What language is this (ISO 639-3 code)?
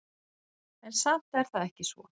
isl